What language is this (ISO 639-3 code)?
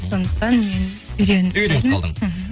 kaz